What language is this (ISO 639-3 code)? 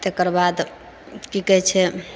mai